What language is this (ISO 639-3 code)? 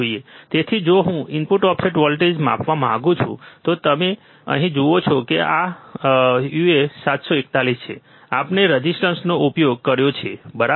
guj